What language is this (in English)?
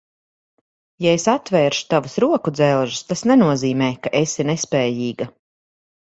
Latvian